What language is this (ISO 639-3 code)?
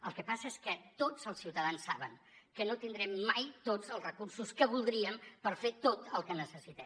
cat